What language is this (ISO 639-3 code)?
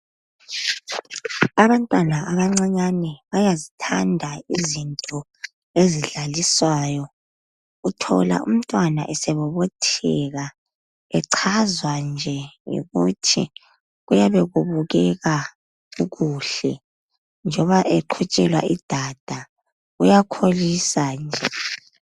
nde